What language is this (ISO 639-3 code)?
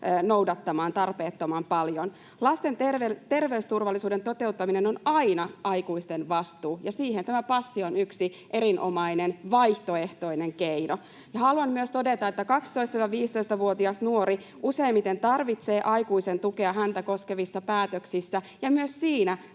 fin